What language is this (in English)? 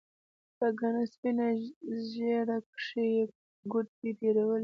Pashto